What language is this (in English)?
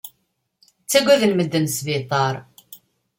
Kabyle